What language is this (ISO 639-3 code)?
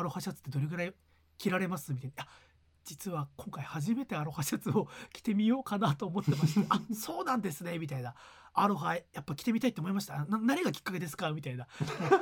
jpn